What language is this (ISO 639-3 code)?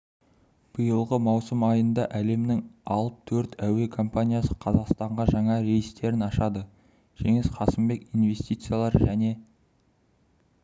kaz